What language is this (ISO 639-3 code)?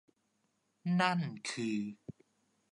tha